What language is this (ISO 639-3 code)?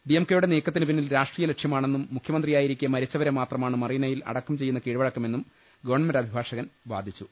mal